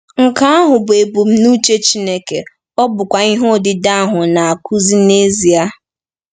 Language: Igbo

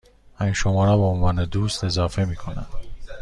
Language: Persian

